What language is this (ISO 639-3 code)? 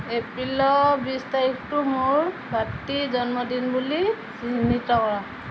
asm